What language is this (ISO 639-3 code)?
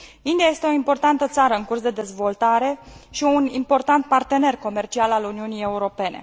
ron